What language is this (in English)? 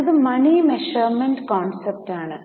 Malayalam